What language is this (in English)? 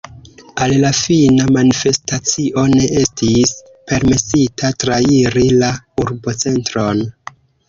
Esperanto